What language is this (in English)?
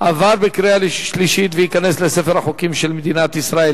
Hebrew